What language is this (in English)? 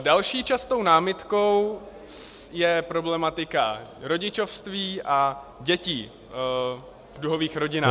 Czech